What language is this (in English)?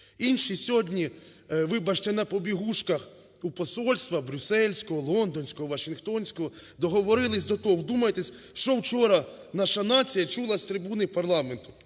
Ukrainian